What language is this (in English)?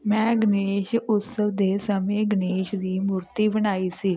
Punjabi